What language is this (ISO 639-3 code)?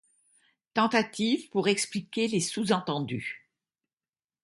fra